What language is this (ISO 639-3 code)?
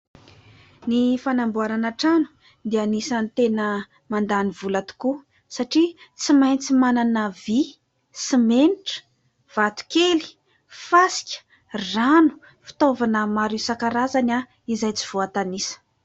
mlg